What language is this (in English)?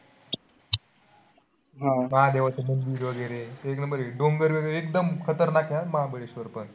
Marathi